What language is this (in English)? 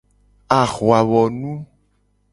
Gen